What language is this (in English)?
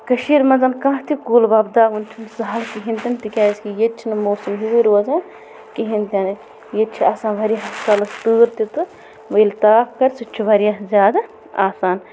Kashmiri